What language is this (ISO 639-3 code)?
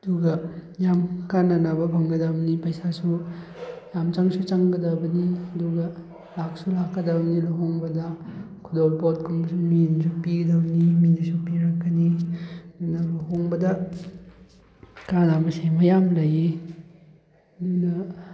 mni